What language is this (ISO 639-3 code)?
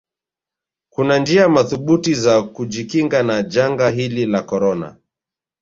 swa